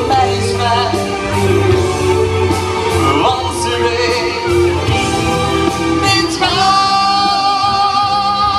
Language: Dutch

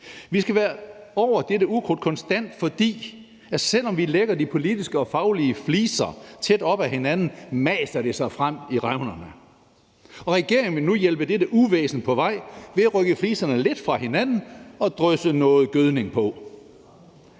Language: Danish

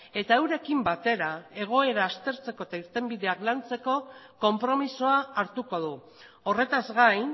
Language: Basque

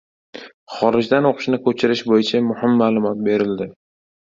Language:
Uzbek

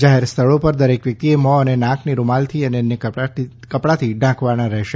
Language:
Gujarati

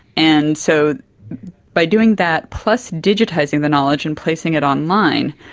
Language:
English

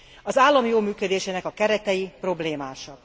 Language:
Hungarian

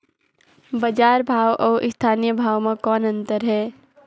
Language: Chhattisgarhi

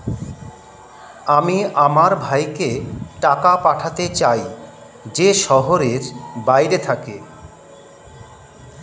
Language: Bangla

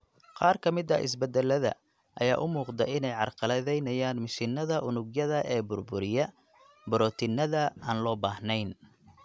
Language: Somali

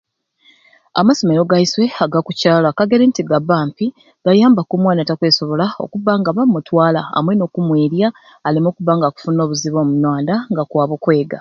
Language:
Ruuli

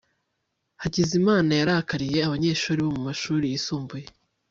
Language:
Kinyarwanda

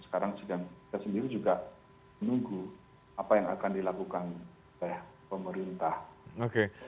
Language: Indonesian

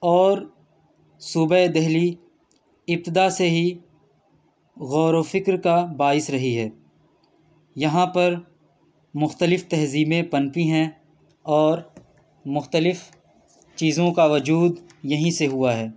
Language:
Urdu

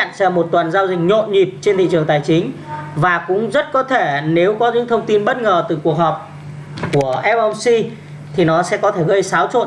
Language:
Vietnamese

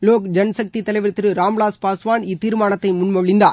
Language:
Tamil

